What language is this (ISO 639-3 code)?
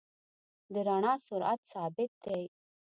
pus